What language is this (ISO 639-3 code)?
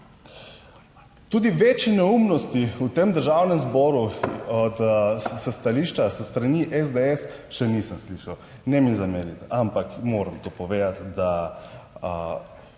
slv